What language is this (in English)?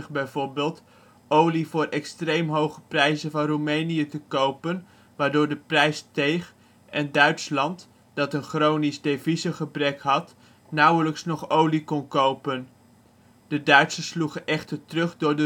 Dutch